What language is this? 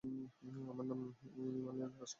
Bangla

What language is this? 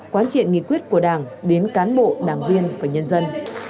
Vietnamese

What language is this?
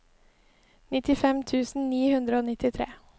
Norwegian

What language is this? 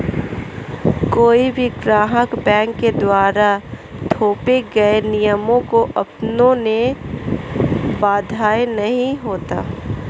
Hindi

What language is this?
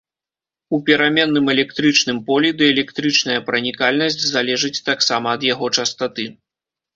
Belarusian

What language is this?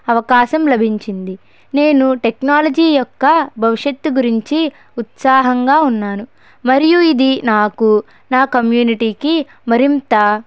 Telugu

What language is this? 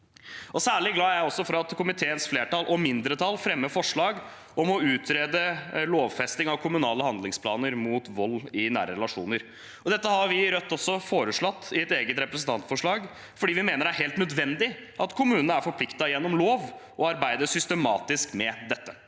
Norwegian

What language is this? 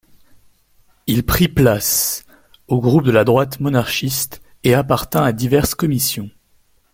French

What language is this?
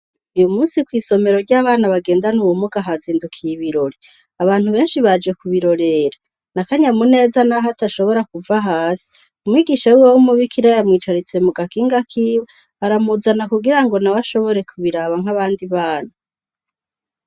Rundi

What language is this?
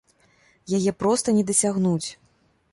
Belarusian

